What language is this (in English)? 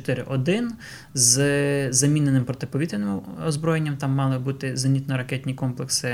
Ukrainian